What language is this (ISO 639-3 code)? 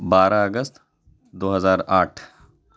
urd